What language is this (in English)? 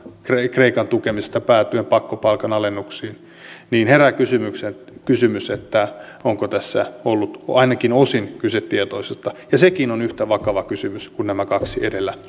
Finnish